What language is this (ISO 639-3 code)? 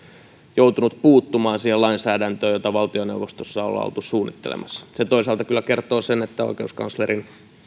fin